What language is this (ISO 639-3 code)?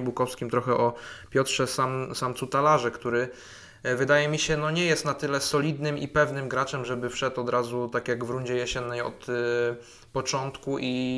pol